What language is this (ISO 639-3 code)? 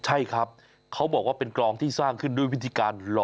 tha